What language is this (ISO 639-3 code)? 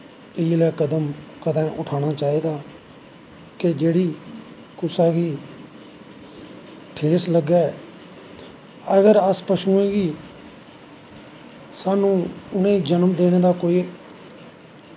doi